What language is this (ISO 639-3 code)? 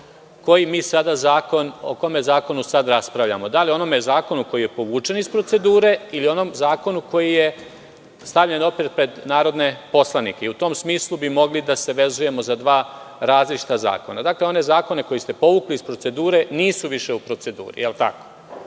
srp